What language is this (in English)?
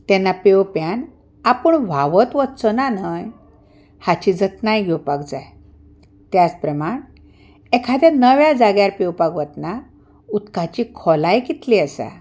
Konkani